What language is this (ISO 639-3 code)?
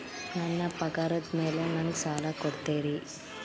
kan